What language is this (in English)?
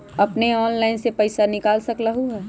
Magahi